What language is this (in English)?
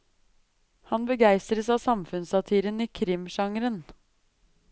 Norwegian